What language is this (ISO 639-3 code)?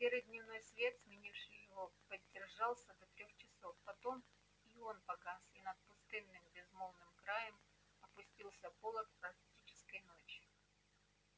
rus